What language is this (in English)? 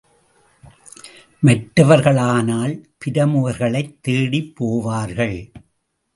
Tamil